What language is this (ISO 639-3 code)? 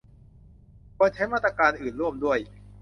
tha